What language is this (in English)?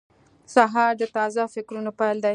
Pashto